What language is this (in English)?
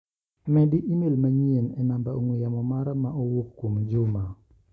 Luo (Kenya and Tanzania)